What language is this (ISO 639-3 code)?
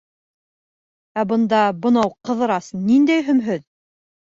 bak